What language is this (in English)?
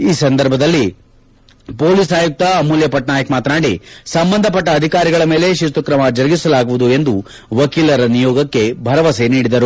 Kannada